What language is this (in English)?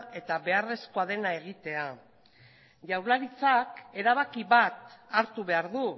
Basque